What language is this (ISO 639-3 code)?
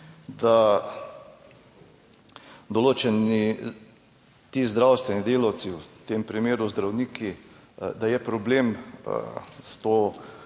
slv